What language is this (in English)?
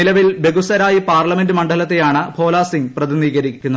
Malayalam